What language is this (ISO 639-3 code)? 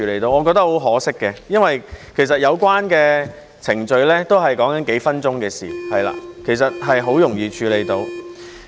yue